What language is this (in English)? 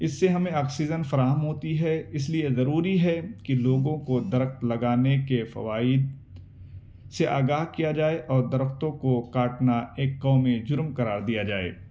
Urdu